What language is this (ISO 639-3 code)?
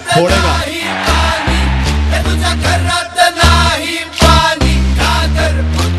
ara